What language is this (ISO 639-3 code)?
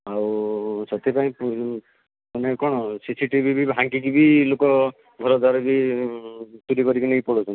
ori